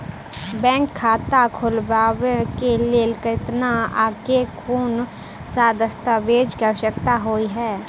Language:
Maithili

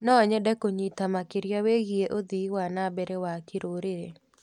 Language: Kikuyu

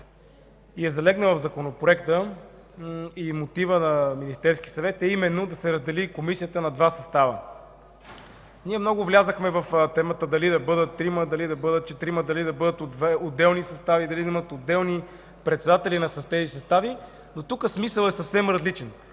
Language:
Bulgarian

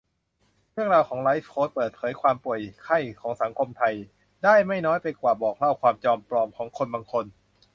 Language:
Thai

